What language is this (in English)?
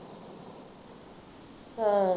Punjabi